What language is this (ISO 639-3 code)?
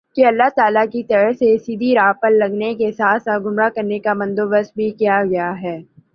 urd